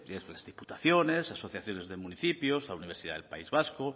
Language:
Spanish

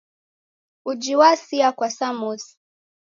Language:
Taita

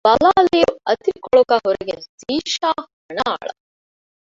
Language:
Divehi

